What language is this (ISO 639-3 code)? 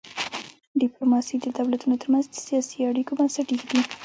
pus